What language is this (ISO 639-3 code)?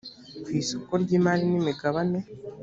kin